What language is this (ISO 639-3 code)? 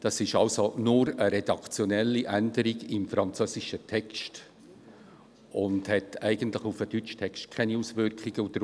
gsw